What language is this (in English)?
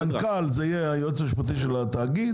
Hebrew